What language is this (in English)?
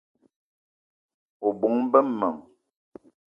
Eton (Cameroon)